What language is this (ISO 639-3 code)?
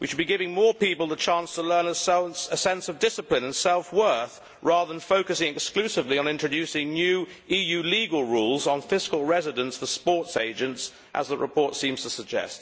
eng